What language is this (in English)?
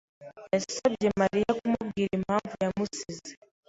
Kinyarwanda